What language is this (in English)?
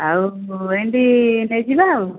Odia